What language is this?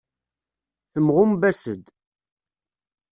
Kabyle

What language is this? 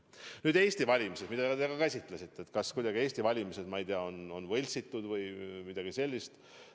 Estonian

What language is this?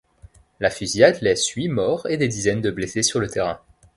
French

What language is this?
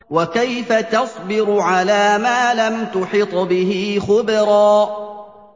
Arabic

